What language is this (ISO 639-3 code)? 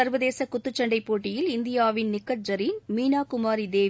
tam